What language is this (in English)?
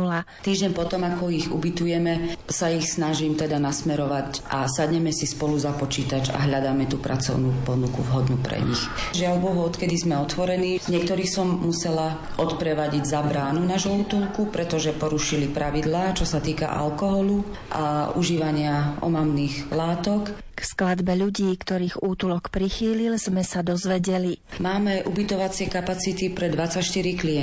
Slovak